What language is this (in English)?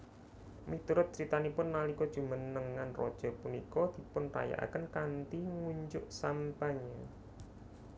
Javanese